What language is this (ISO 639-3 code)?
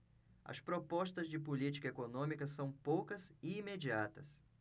por